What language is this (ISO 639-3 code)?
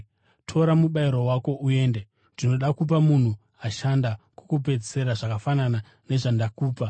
sna